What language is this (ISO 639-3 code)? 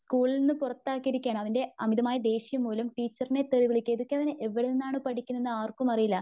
mal